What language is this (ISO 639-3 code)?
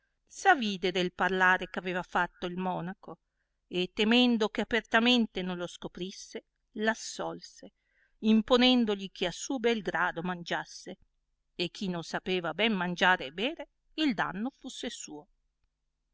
ita